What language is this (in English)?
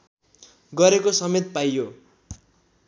Nepali